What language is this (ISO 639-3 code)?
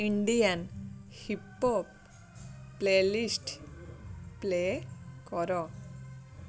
ori